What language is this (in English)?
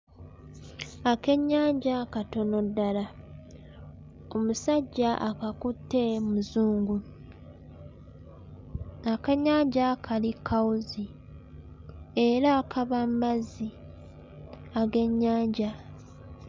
Ganda